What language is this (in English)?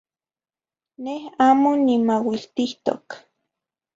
Zacatlán-Ahuacatlán-Tepetzintla Nahuatl